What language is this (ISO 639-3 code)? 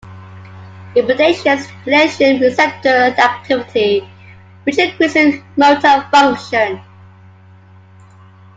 eng